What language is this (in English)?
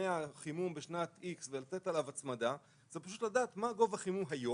Hebrew